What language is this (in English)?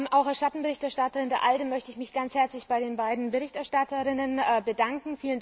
German